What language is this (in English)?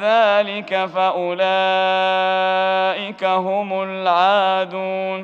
Arabic